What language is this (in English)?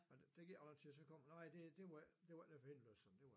Danish